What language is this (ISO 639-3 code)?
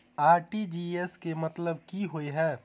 mai